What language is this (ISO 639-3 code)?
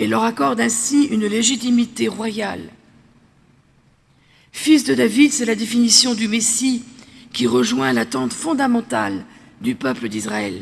fra